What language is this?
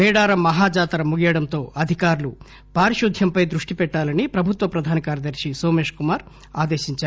Telugu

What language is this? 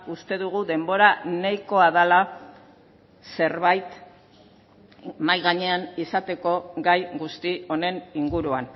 Basque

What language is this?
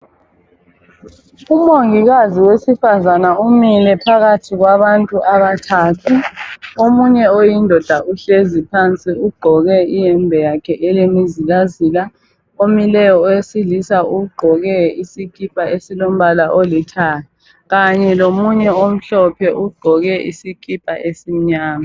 North Ndebele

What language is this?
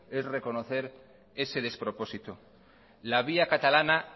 Spanish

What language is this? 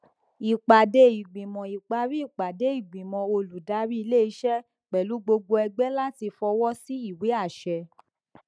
Yoruba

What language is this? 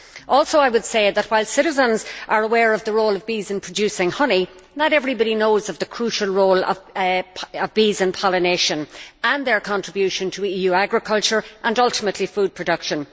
English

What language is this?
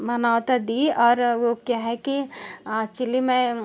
Hindi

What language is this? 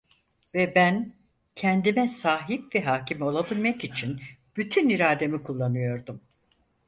Turkish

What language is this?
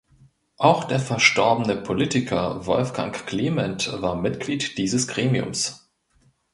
German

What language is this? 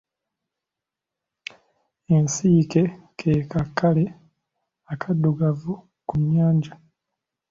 Ganda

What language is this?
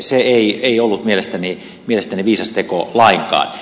Finnish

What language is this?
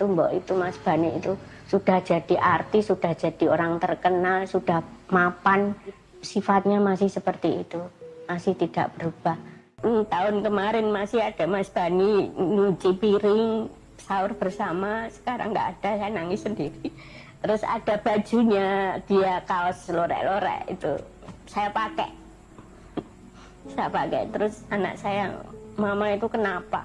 Indonesian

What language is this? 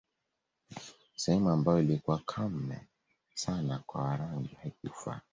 Swahili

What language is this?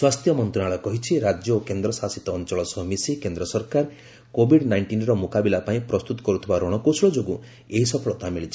Odia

